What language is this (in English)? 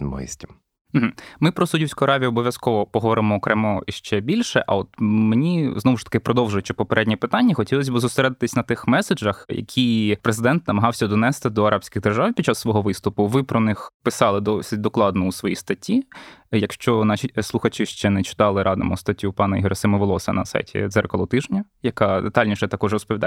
Ukrainian